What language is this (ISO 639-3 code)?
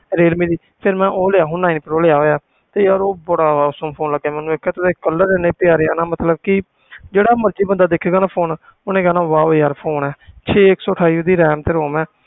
pan